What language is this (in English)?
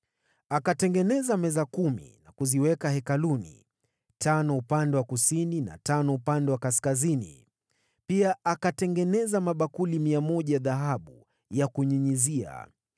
Swahili